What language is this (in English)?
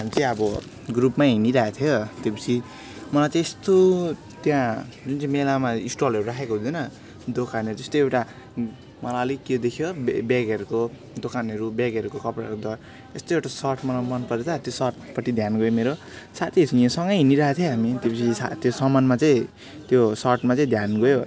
Nepali